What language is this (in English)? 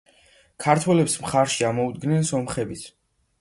Georgian